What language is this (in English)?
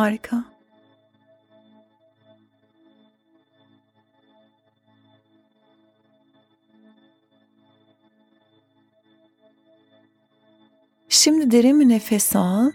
Turkish